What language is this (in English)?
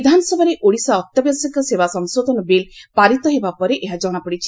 Odia